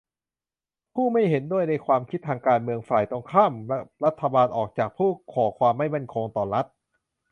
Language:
Thai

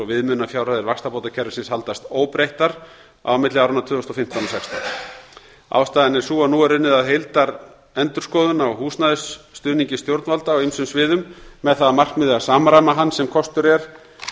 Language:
Icelandic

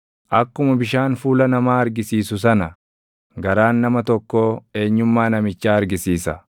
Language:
Oromo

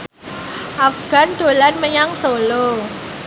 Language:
Javanese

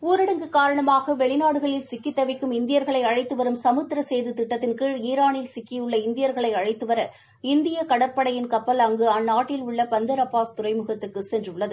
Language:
Tamil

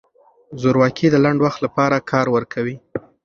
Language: Pashto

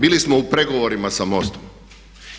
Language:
Croatian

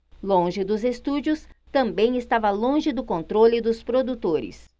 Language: Portuguese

